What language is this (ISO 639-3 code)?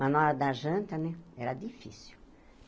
por